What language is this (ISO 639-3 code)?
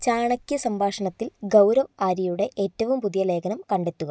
mal